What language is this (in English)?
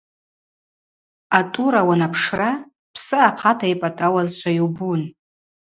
Abaza